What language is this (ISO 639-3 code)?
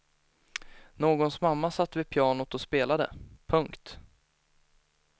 swe